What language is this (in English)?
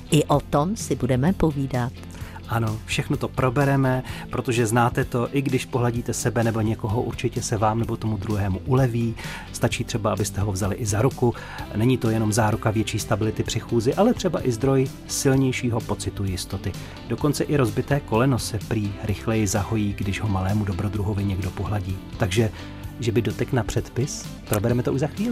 Czech